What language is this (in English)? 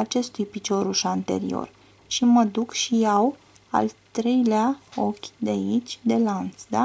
Romanian